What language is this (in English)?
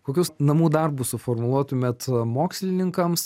Lithuanian